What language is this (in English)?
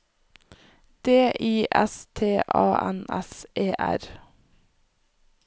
Norwegian